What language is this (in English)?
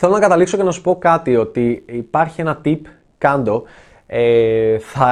Greek